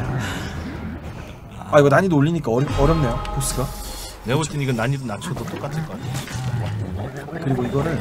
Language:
Korean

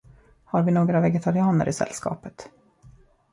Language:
Swedish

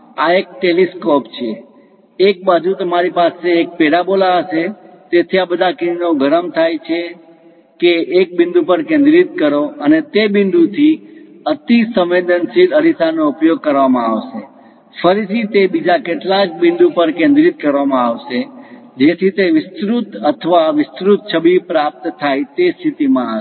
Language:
Gujarati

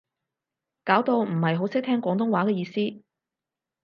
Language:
Cantonese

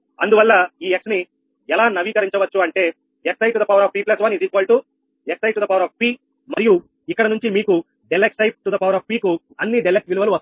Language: Telugu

